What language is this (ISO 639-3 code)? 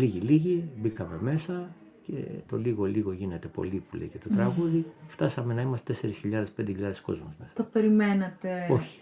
ell